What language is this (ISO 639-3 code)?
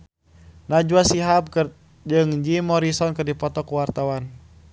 sun